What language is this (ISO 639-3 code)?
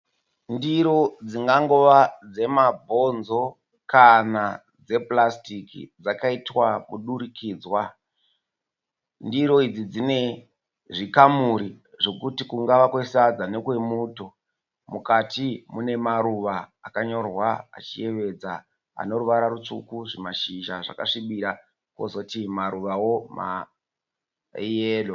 sna